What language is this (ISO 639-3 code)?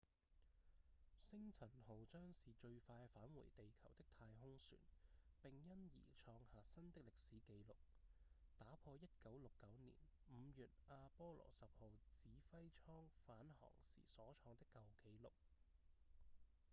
yue